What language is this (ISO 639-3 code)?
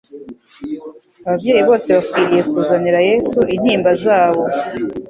kin